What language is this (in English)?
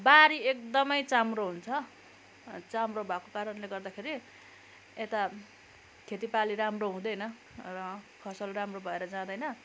Nepali